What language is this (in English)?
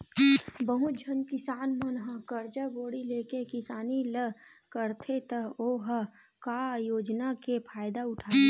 Chhattisgarhi